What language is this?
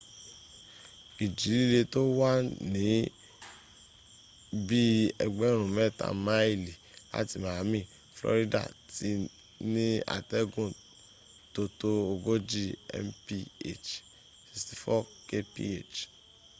Yoruba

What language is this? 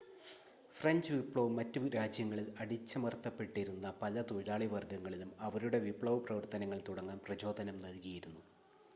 Malayalam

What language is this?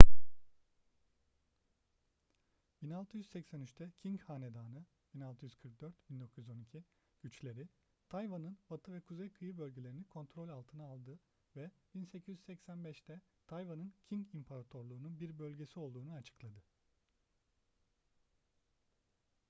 Turkish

